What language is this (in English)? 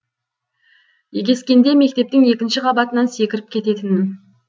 Kazakh